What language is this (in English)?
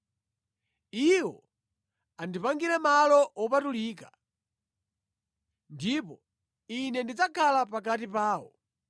Nyanja